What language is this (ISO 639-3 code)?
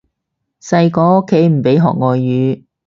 yue